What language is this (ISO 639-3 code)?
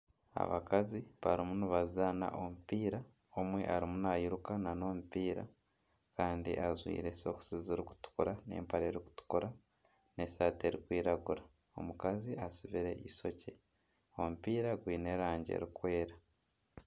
nyn